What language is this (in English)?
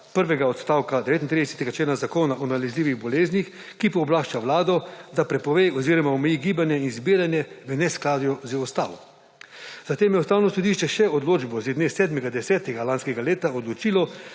Slovenian